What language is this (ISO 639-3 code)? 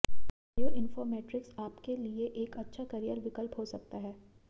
hin